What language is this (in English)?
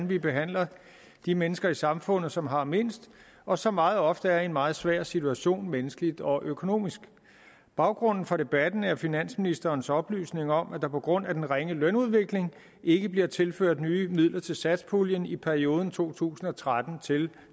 Danish